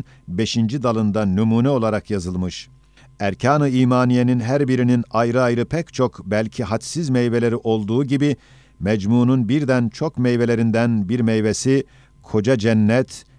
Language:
Turkish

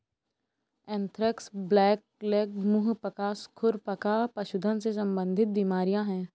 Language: Hindi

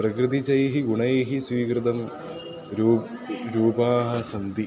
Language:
Sanskrit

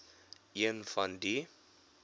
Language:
Afrikaans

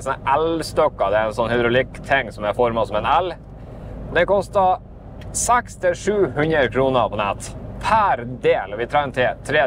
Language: Norwegian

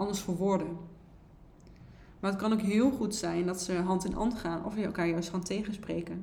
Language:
Dutch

